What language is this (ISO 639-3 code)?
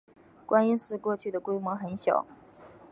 zho